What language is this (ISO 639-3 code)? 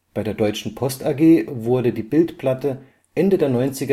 deu